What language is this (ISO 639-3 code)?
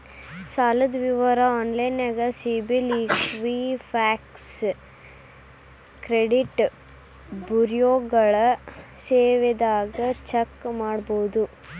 kan